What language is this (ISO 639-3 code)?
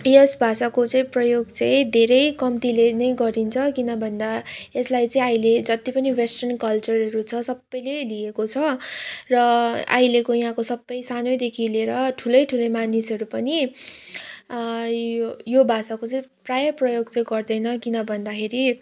nep